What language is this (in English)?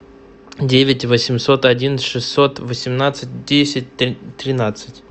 Russian